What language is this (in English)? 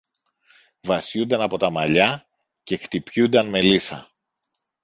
Greek